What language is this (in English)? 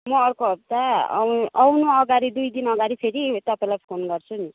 Nepali